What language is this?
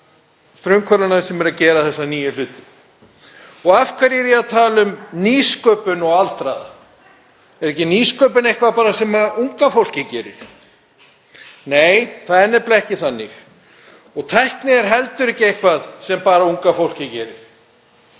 Icelandic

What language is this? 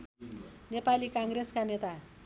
Nepali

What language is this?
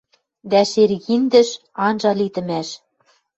Western Mari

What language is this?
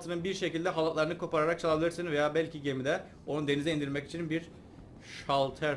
Turkish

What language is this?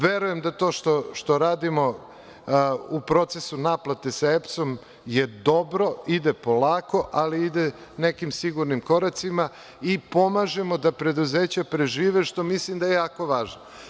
Serbian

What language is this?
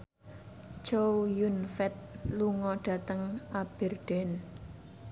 Javanese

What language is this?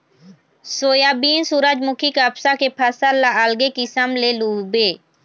Chhattisgarhi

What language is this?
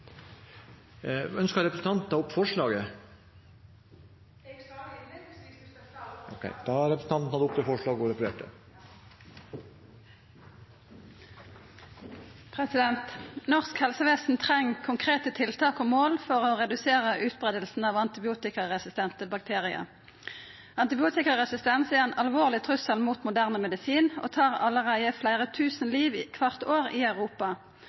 Norwegian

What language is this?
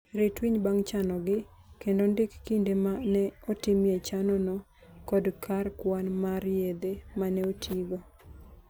Luo (Kenya and Tanzania)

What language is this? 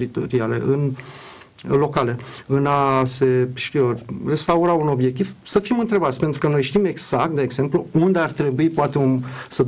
Romanian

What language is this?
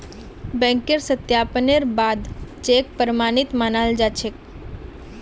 Magahi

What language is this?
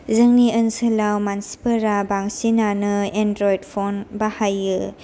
Bodo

